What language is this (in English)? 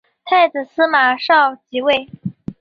Chinese